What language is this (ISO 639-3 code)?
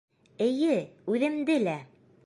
bak